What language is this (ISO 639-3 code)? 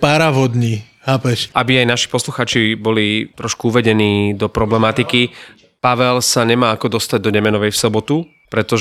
slk